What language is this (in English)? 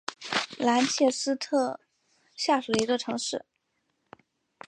Chinese